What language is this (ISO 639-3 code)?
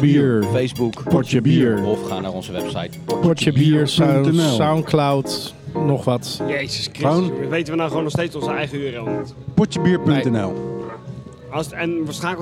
nld